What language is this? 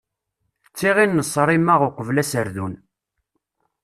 Kabyle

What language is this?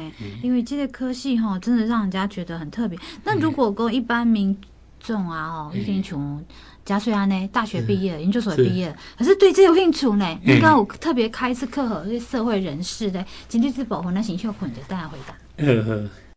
Chinese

